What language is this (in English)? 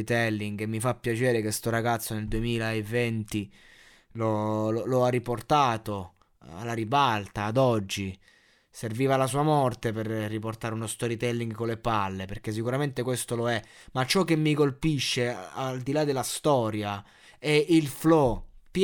Italian